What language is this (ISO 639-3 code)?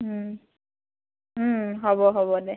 asm